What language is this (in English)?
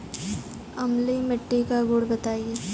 Hindi